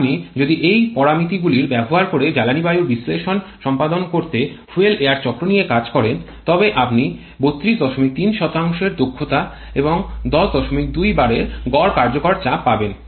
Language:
Bangla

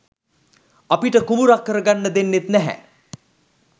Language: Sinhala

